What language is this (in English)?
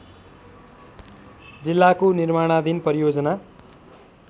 Nepali